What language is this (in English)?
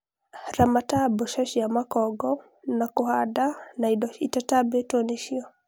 Kikuyu